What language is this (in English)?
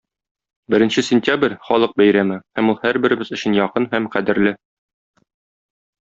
Tatar